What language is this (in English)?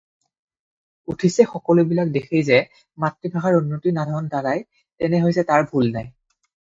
Assamese